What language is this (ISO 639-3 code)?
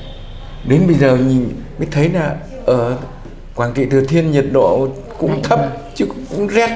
vie